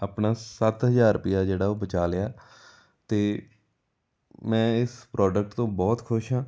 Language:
Punjabi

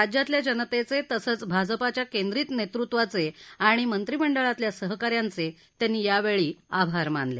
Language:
Marathi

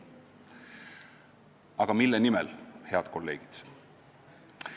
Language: Estonian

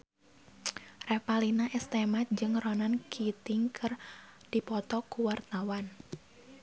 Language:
Sundanese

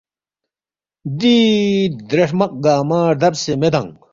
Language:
Balti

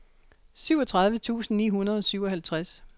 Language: Danish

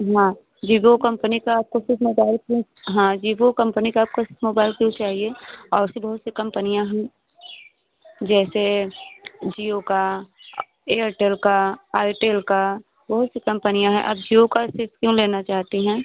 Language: Hindi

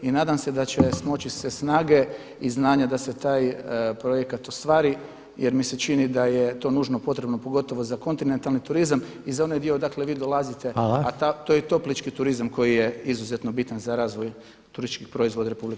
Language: Croatian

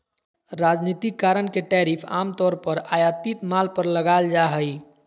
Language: Magahi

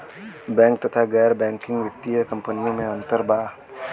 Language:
Bhojpuri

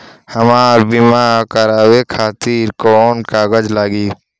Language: Bhojpuri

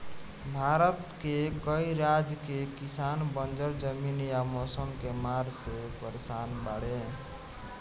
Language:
Bhojpuri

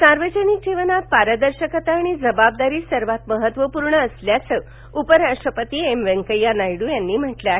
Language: Marathi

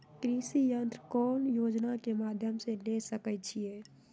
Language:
Magahi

